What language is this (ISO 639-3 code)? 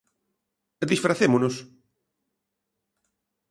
glg